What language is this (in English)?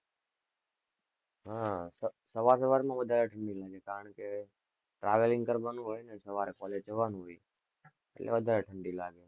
Gujarati